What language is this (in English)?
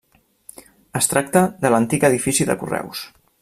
Catalan